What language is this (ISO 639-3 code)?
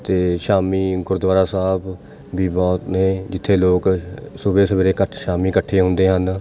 pan